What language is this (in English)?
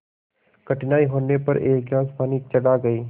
Hindi